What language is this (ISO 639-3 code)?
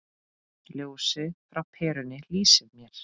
isl